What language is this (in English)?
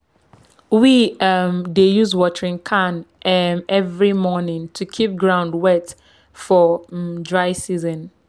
Nigerian Pidgin